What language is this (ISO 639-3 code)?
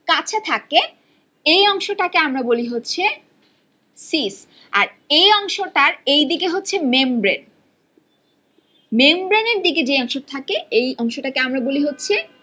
ben